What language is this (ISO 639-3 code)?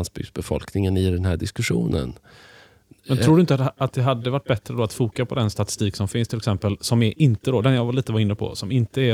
swe